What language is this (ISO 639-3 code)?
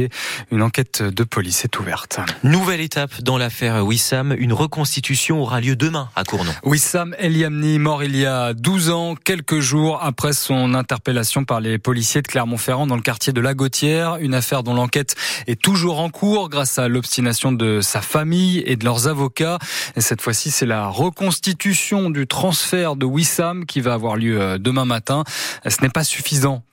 fra